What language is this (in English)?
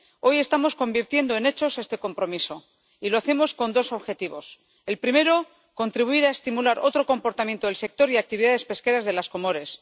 Spanish